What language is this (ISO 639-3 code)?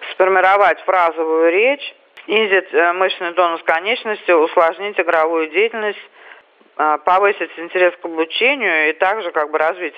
rus